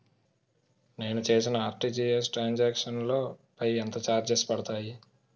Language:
Telugu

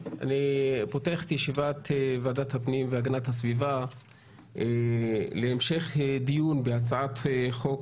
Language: Hebrew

